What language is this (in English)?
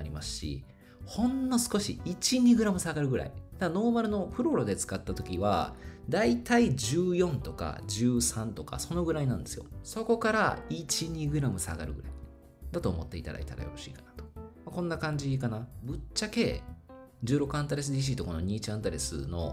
Japanese